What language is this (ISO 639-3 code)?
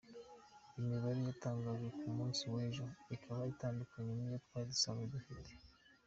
kin